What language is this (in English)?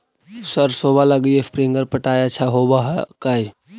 Magahi